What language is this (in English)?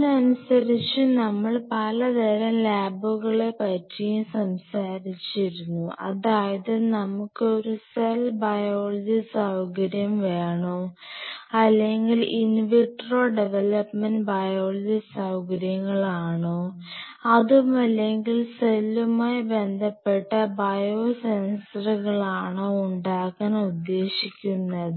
Malayalam